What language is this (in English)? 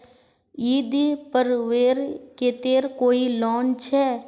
Magahi